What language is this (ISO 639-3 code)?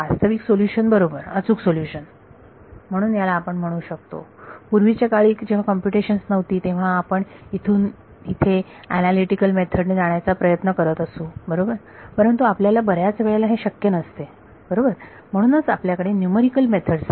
mar